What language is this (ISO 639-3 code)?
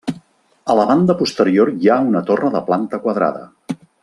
cat